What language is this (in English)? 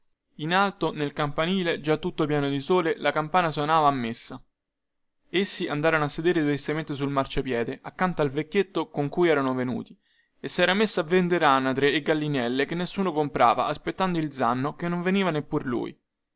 Italian